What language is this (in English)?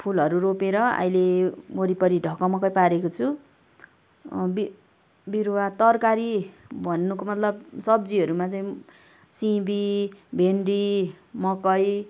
Nepali